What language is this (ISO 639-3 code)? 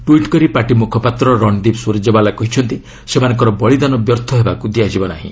ori